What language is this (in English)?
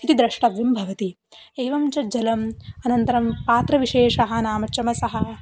Sanskrit